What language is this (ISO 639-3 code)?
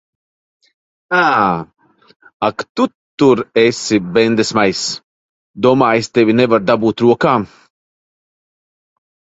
lav